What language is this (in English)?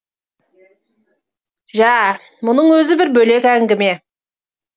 Kazakh